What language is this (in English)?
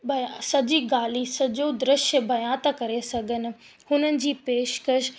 Sindhi